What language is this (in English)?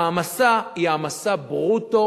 Hebrew